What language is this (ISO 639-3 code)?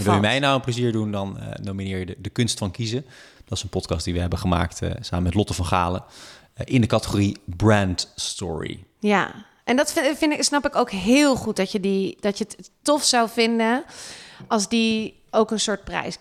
nld